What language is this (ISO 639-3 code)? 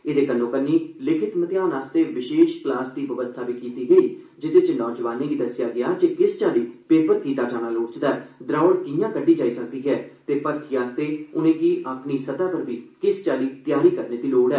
doi